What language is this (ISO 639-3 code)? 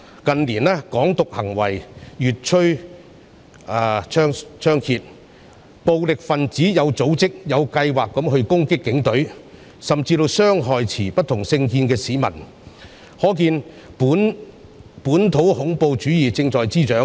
yue